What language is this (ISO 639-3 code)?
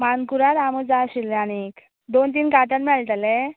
kok